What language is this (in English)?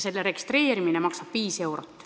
Estonian